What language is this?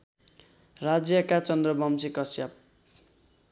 Nepali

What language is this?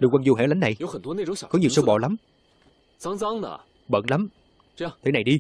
Vietnamese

